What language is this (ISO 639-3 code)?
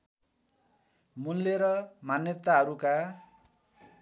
nep